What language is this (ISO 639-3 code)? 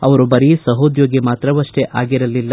kan